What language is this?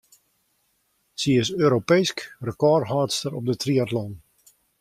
Western Frisian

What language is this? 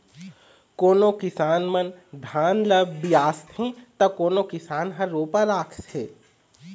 Chhattisgarhi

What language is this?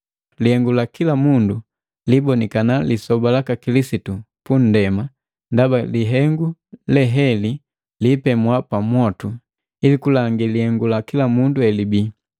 Matengo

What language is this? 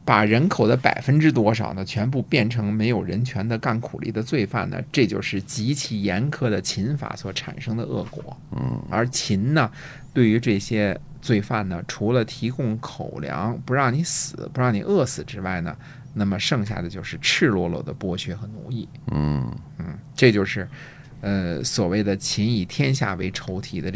Chinese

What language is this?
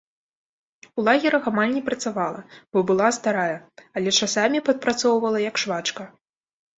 Belarusian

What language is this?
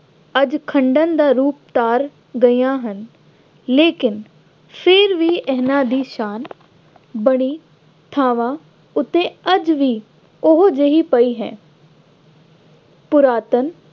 Punjabi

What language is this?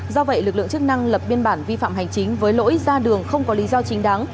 Vietnamese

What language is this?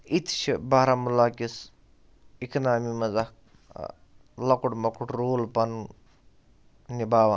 Kashmiri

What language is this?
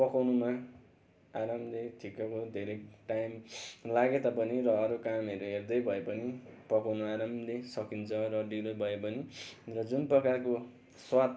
Nepali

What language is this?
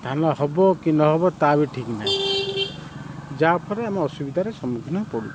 Odia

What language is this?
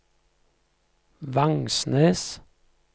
Norwegian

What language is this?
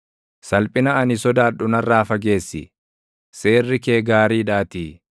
Oromo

